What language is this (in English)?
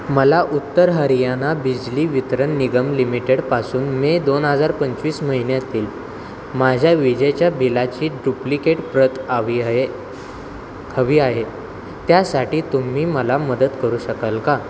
Marathi